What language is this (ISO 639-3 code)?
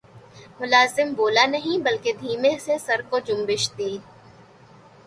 urd